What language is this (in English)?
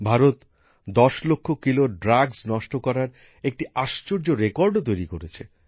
Bangla